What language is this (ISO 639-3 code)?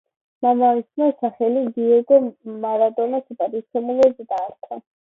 kat